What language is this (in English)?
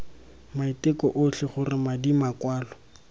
Tswana